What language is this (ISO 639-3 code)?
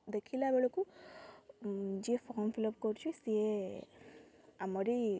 ori